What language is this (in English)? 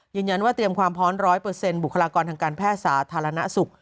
Thai